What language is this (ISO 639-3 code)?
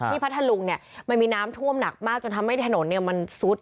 tha